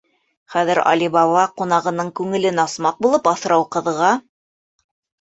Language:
Bashkir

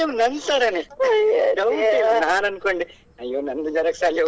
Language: Kannada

